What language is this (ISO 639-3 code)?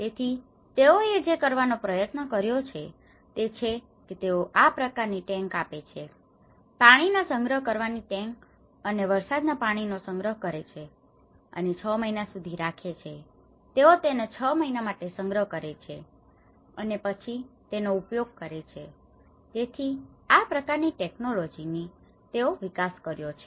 guj